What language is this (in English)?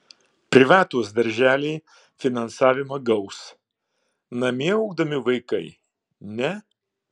Lithuanian